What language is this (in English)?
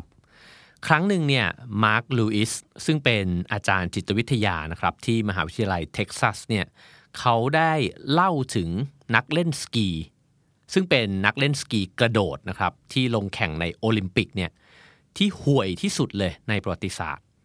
Thai